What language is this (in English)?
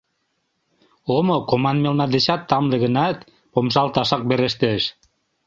Mari